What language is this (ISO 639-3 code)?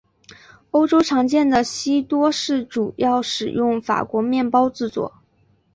zho